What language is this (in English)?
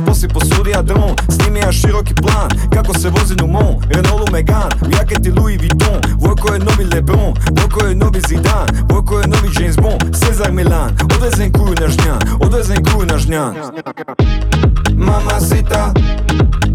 Croatian